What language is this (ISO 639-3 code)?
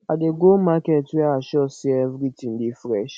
pcm